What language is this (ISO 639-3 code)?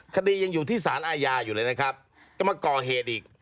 tha